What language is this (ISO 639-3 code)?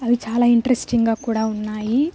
tel